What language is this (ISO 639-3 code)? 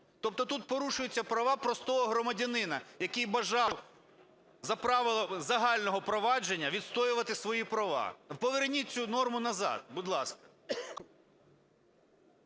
ukr